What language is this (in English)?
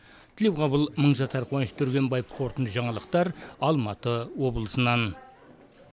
Kazakh